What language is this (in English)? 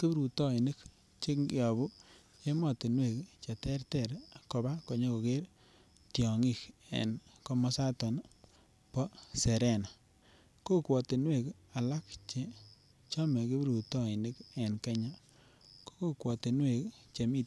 Kalenjin